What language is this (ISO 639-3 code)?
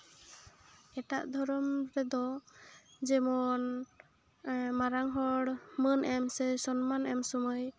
sat